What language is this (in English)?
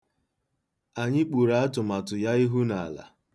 Igbo